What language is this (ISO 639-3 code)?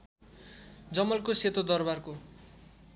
nep